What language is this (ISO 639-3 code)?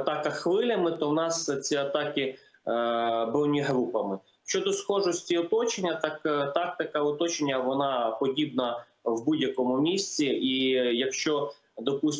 ukr